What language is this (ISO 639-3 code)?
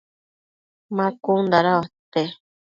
mcf